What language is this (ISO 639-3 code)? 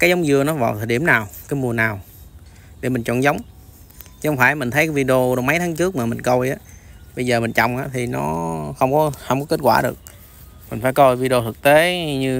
vie